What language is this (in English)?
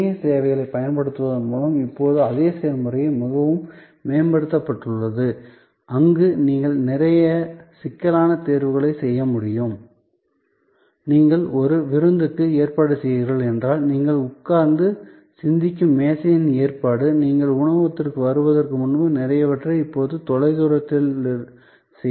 Tamil